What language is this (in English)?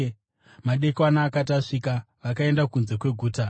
Shona